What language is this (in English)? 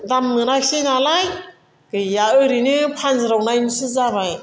Bodo